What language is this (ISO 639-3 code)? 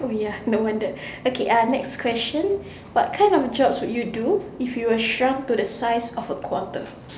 eng